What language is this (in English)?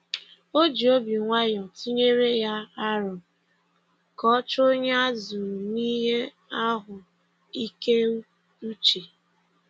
Igbo